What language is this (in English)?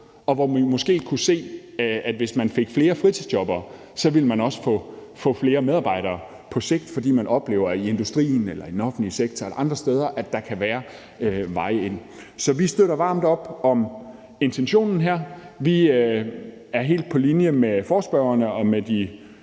Danish